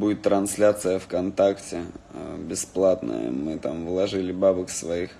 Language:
Russian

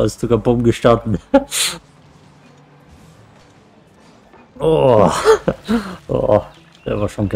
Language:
German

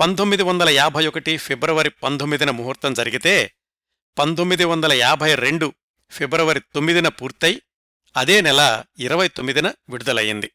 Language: Telugu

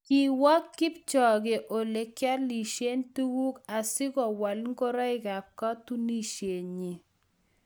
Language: Kalenjin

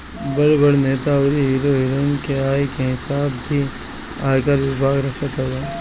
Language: Bhojpuri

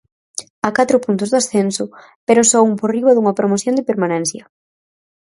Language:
Galician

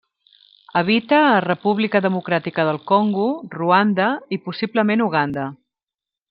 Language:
Catalan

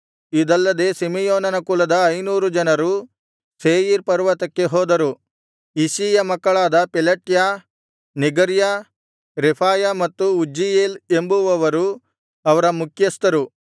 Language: Kannada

